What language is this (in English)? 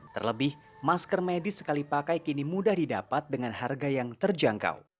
Indonesian